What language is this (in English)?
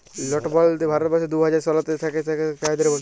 Bangla